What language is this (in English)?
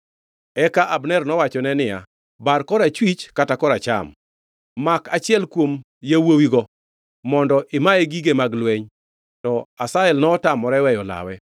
Luo (Kenya and Tanzania)